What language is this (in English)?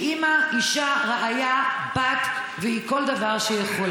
Hebrew